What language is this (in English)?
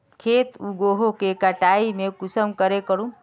Magahi